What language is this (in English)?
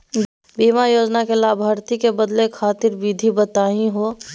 Magahi